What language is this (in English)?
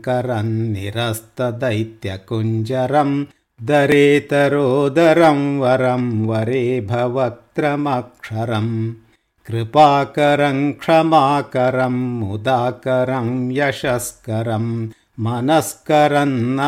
Kannada